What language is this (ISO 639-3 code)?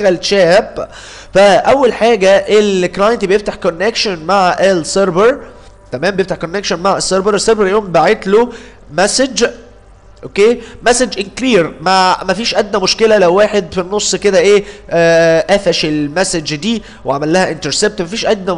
ara